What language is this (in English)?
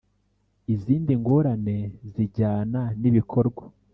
Kinyarwanda